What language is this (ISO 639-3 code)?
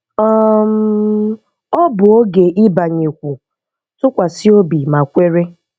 ibo